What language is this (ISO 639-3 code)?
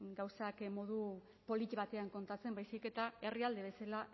eus